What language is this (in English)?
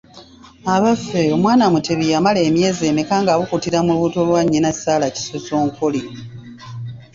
Ganda